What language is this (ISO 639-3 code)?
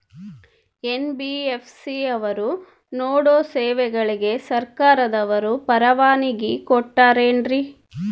kan